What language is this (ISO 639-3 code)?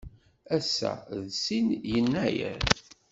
kab